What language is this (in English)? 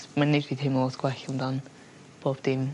Welsh